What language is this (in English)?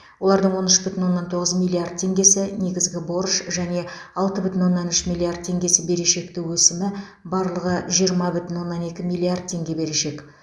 Kazakh